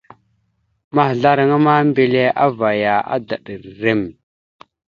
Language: Mada (Cameroon)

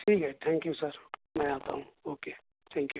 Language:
Urdu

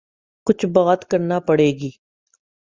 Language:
Urdu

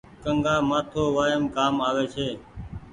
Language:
Goaria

